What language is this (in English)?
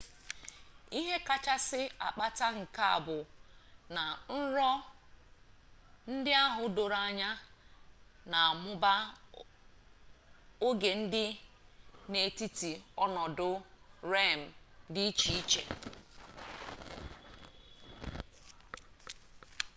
Igbo